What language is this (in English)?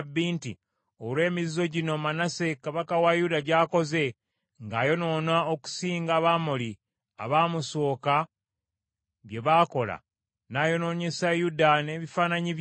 Ganda